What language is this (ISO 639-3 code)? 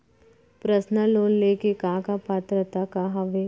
hne